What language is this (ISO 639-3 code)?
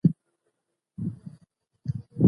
pus